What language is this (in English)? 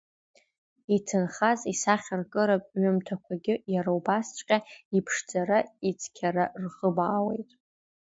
Abkhazian